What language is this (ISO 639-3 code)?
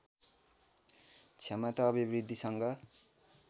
nep